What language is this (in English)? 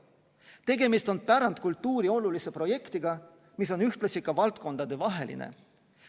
Estonian